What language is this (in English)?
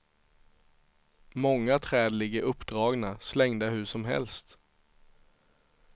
Swedish